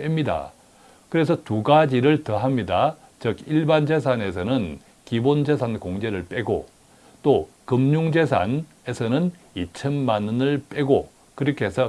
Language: Korean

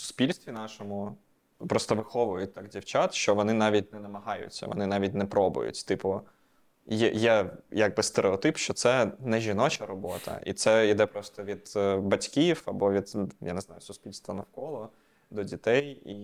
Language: Ukrainian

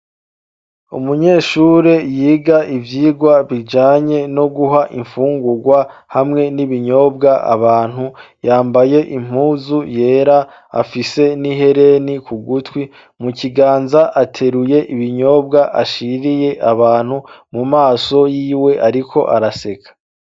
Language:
Rundi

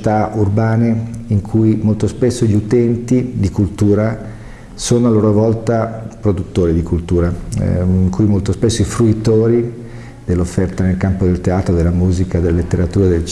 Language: Italian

